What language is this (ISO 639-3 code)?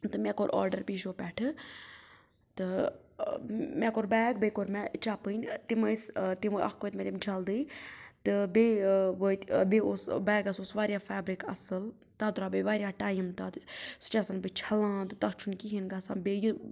kas